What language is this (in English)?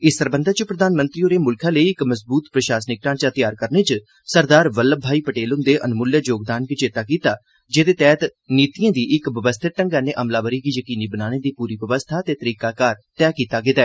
Dogri